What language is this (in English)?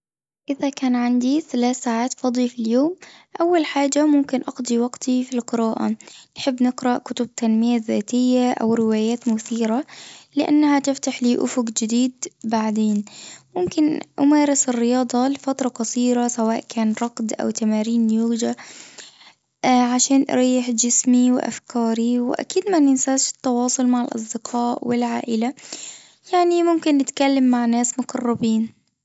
Tunisian Arabic